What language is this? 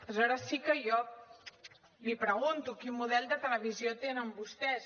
Catalan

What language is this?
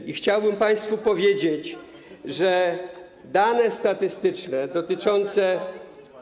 Polish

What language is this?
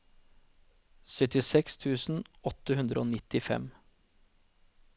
Norwegian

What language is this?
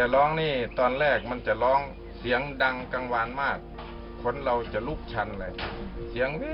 Thai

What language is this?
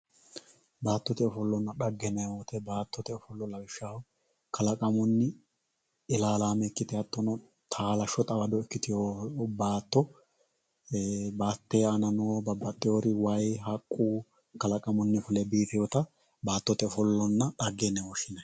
Sidamo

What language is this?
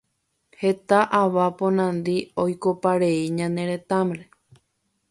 Guarani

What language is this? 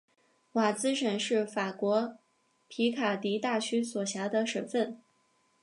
Chinese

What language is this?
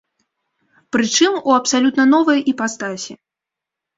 Belarusian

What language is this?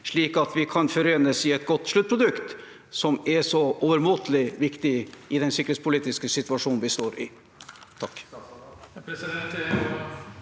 Norwegian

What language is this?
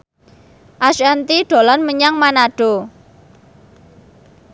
Javanese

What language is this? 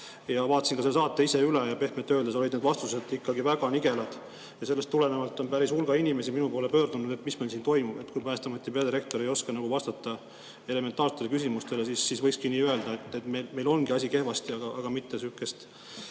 Estonian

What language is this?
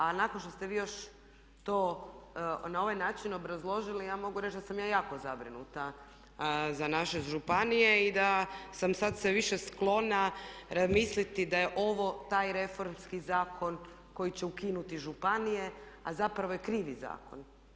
Croatian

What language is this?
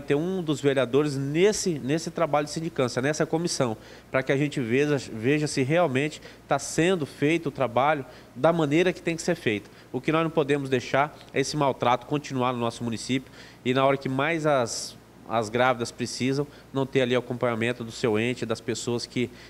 Portuguese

